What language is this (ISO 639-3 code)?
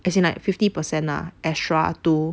eng